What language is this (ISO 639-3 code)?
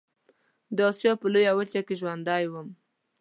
pus